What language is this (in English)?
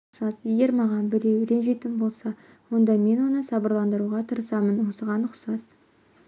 Kazakh